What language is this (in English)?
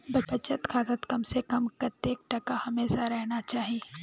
Magahi